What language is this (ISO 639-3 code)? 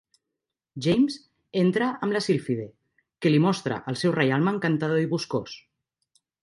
cat